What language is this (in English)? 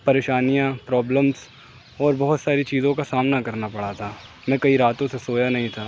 Urdu